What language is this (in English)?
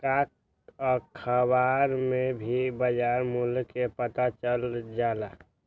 Magahi